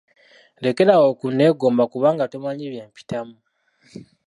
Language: Ganda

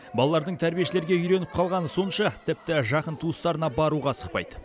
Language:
Kazakh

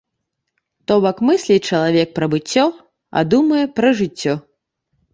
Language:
Belarusian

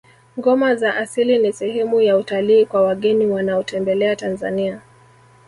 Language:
Swahili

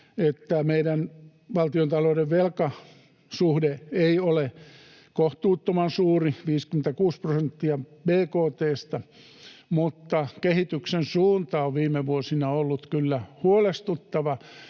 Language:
Finnish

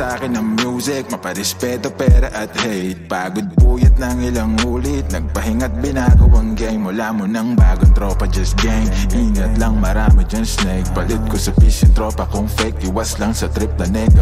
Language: Arabic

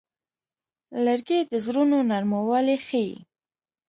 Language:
Pashto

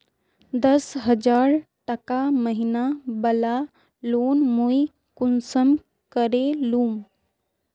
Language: Magahi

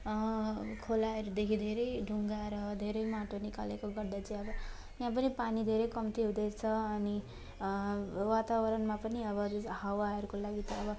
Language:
Nepali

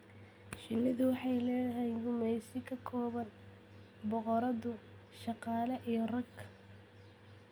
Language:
Somali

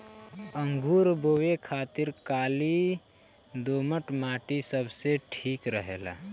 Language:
Bhojpuri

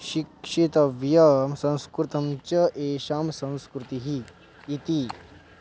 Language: Sanskrit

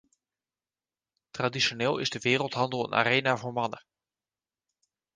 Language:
Dutch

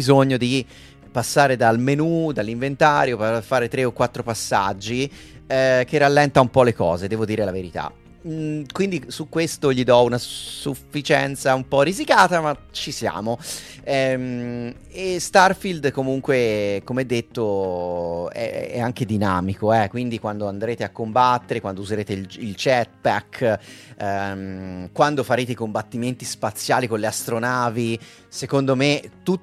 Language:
Italian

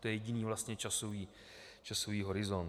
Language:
Czech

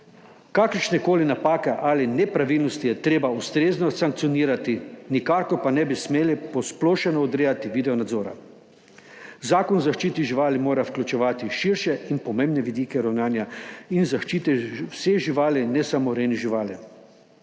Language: Slovenian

